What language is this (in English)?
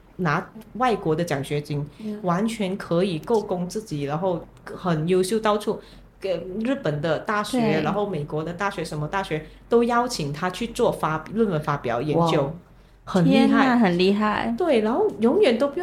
Chinese